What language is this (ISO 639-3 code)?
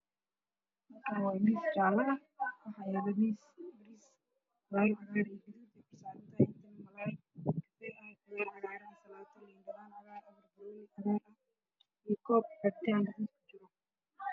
som